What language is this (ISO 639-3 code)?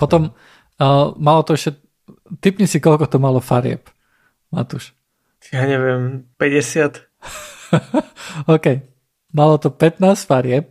slk